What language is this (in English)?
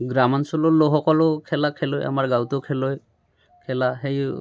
Assamese